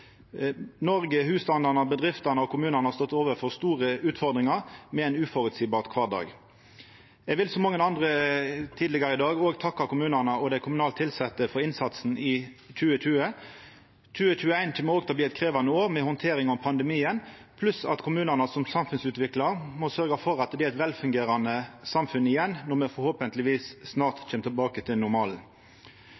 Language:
Norwegian Nynorsk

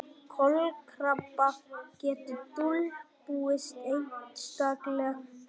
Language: Icelandic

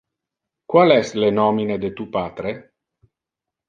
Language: Interlingua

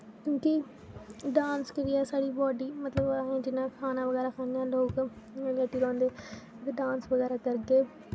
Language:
Dogri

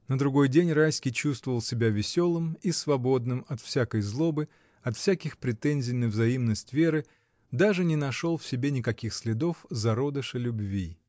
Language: Russian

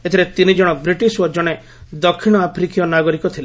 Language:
Odia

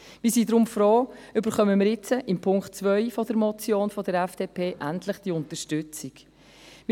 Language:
Swiss German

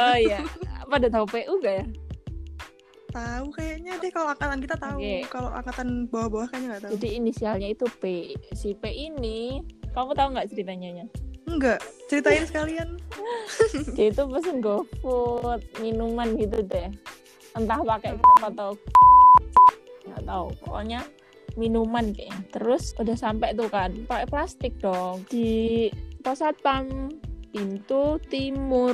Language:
Indonesian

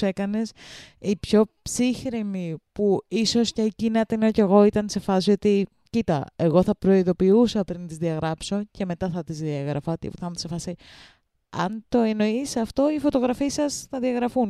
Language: Greek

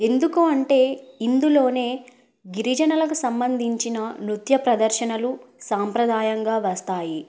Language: Telugu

